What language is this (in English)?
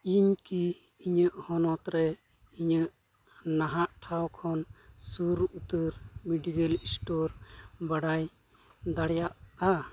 Santali